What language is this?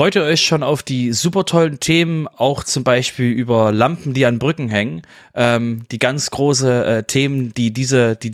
German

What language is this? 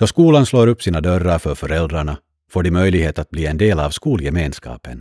Swedish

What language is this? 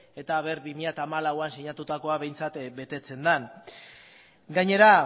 Basque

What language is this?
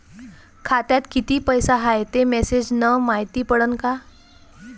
Marathi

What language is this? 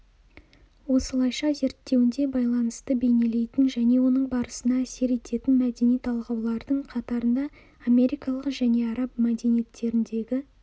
Kazakh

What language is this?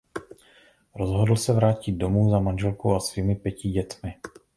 Czech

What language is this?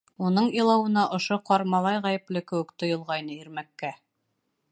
Bashkir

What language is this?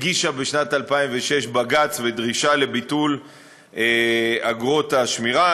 Hebrew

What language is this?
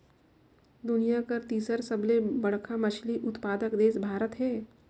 Chhattisgarhi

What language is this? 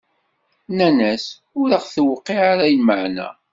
Kabyle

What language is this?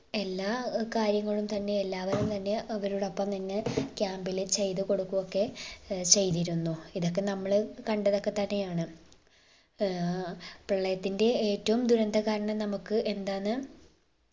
Malayalam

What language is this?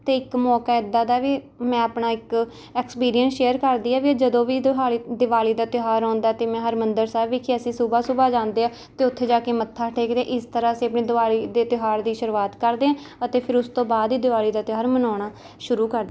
Punjabi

